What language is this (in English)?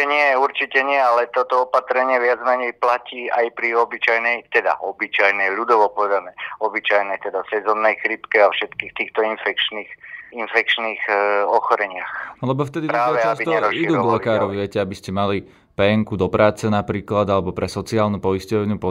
Slovak